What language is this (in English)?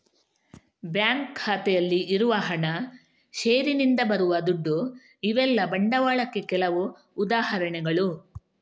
Kannada